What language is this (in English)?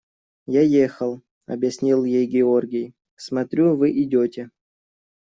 Russian